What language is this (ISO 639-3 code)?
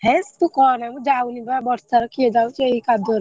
ori